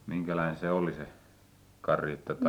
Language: Finnish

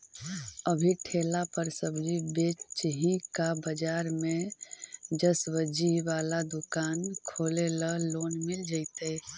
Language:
Magahi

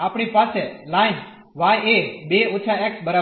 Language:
Gujarati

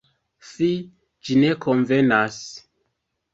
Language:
Esperanto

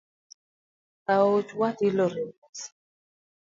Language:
Luo (Kenya and Tanzania)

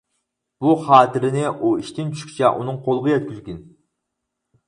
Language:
Uyghur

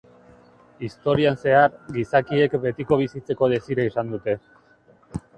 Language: Basque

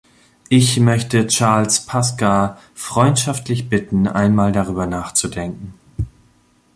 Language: German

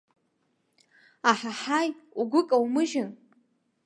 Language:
Abkhazian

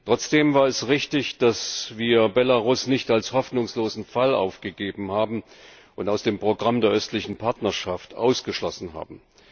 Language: German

